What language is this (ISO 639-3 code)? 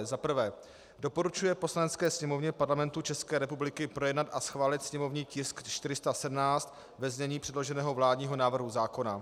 ces